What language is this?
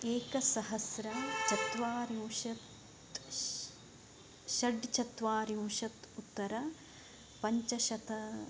Sanskrit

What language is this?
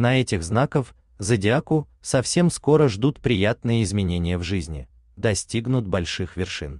Russian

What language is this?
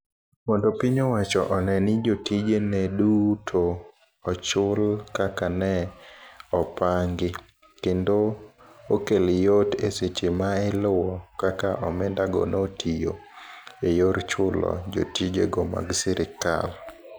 Luo (Kenya and Tanzania)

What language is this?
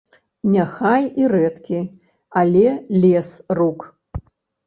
Belarusian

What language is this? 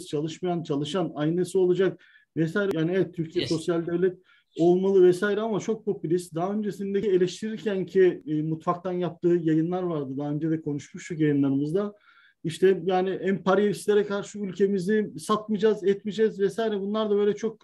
Turkish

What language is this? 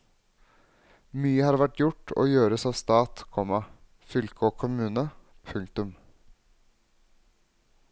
Norwegian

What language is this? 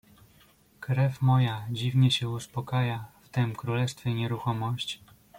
Polish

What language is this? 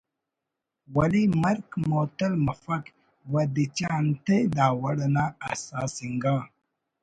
Brahui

